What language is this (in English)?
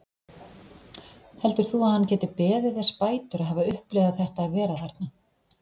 Icelandic